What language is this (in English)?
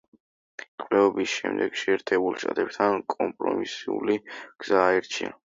Georgian